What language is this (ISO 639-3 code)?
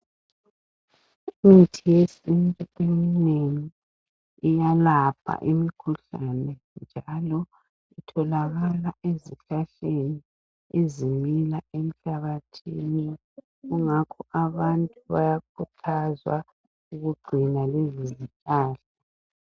nde